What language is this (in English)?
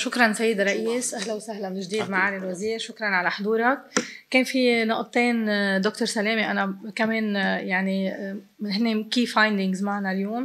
Arabic